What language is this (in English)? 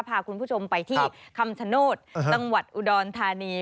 Thai